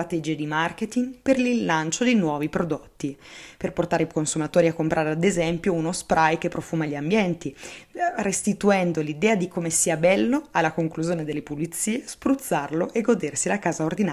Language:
Italian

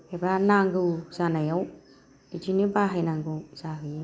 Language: Bodo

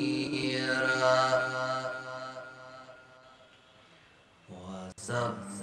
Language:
Arabic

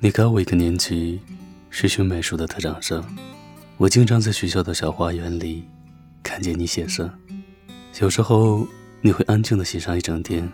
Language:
Chinese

